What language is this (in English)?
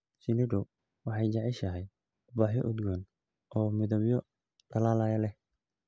Somali